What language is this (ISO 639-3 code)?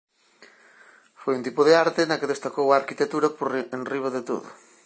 glg